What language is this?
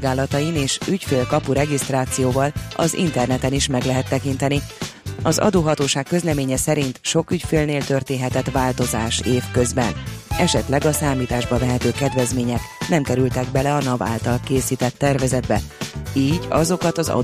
Hungarian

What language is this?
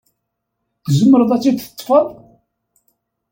Kabyle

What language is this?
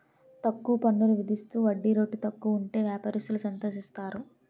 Telugu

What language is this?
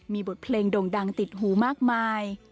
Thai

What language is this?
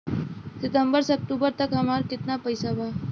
Bhojpuri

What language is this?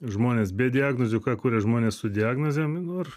Lithuanian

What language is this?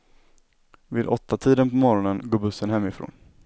Swedish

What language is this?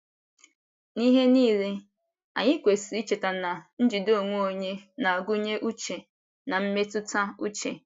Igbo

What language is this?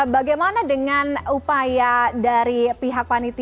Indonesian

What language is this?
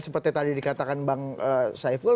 Indonesian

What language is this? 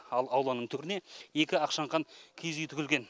Kazakh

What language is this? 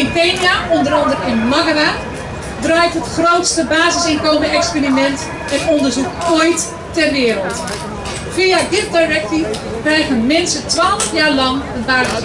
Dutch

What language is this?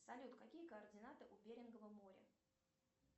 Russian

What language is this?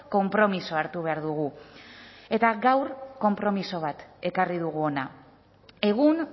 Basque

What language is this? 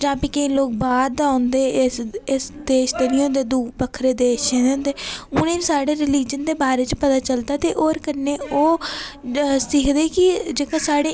Dogri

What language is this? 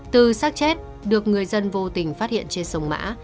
Vietnamese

